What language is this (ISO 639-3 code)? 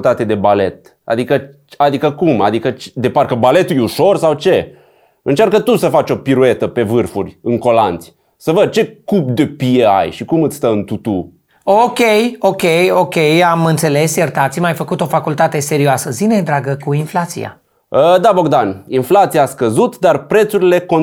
ron